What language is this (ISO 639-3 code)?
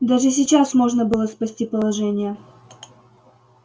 rus